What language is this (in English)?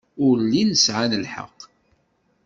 Kabyle